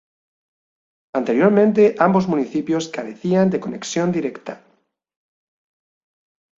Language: Spanish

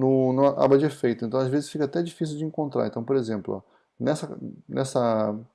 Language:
Portuguese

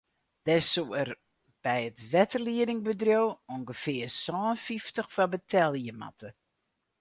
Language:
Western Frisian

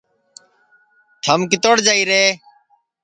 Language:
Sansi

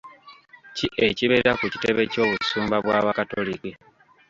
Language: Ganda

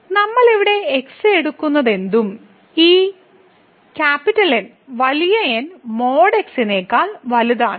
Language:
Malayalam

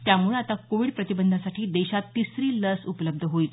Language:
Marathi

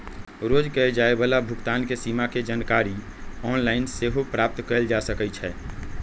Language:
Magahi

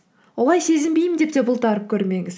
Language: Kazakh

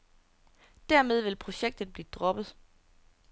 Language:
Danish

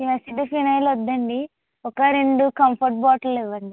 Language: Telugu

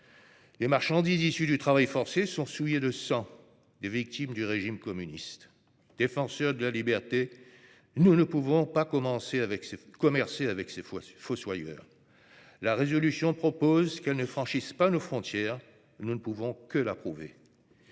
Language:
French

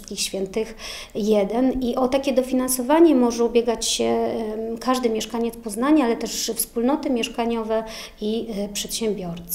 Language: Polish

